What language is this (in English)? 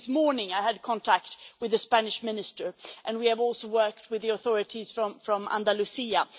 English